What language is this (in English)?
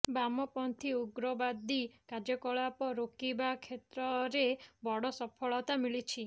Odia